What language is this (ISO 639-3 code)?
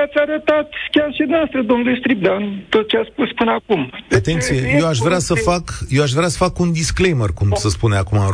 ron